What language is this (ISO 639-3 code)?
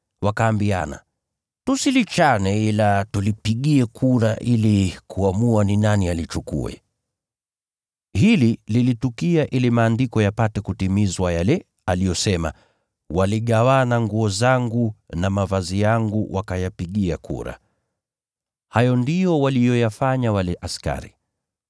swa